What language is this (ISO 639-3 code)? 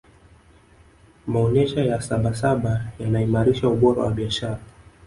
swa